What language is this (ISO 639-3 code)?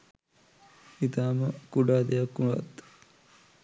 sin